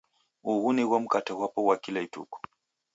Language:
Taita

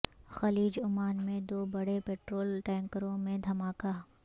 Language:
Urdu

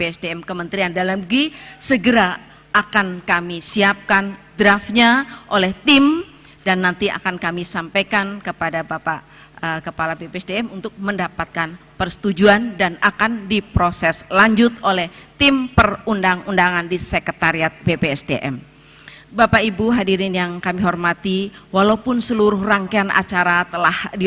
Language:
Indonesian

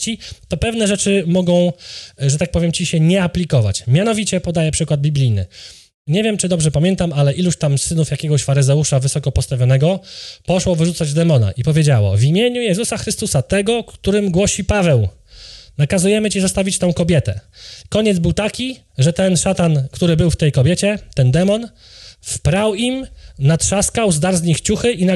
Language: Polish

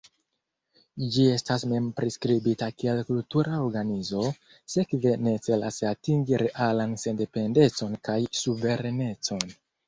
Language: Esperanto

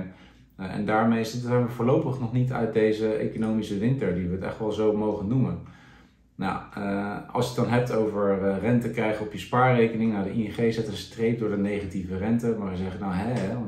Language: Dutch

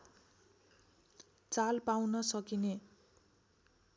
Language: Nepali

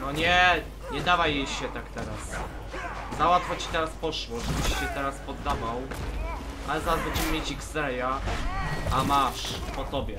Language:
Polish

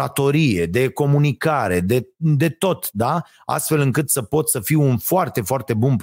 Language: Romanian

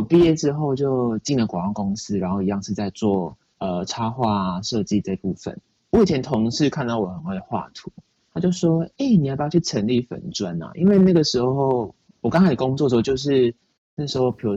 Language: Chinese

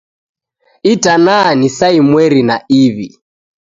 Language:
Taita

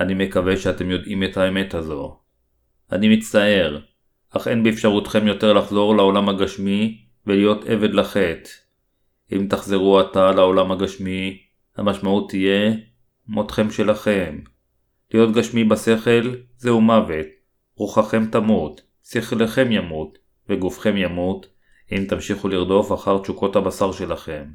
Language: Hebrew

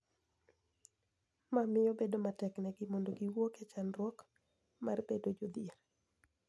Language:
Luo (Kenya and Tanzania)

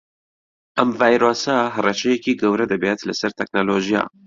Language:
Central Kurdish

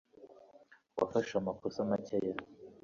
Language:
Kinyarwanda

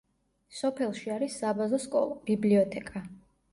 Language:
Georgian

